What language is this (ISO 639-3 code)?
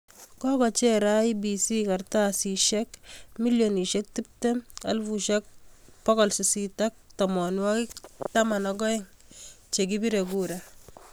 kln